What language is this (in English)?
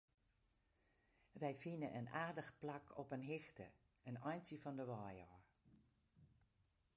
Western Frisian